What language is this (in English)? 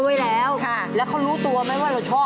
Thai